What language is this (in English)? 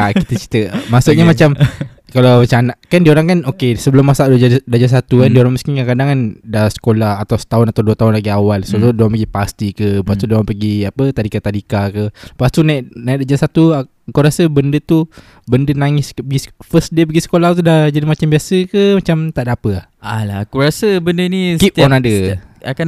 Malay